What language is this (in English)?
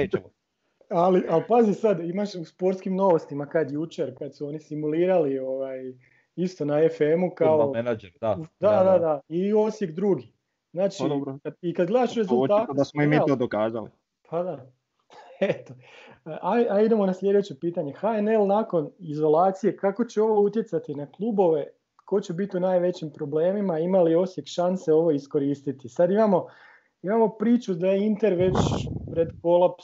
Croatian